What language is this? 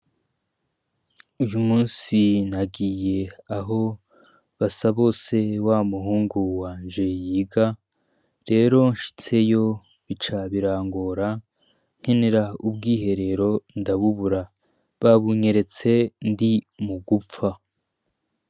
Rundi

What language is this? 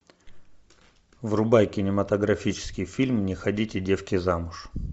Russian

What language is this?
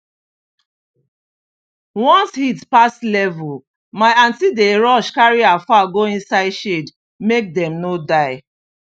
Nigerian Pidgin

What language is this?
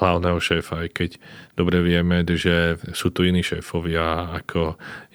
Slovak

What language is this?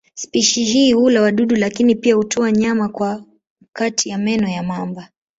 Swahili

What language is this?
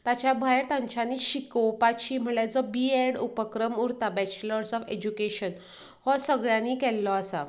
Konkani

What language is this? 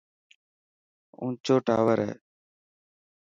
Dhatki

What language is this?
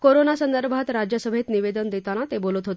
Marathi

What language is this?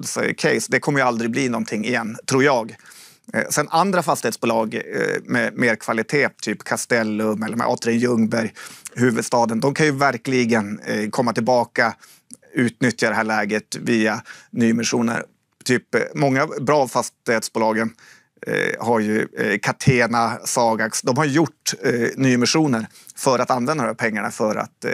Swedish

